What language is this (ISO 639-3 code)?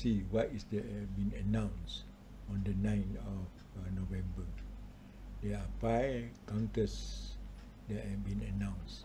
msa